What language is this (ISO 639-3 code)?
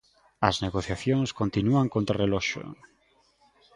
glg